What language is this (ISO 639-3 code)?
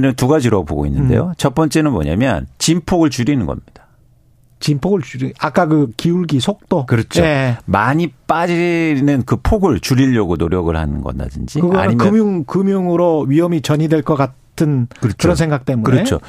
kor